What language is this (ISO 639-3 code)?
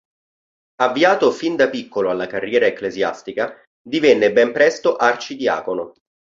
ita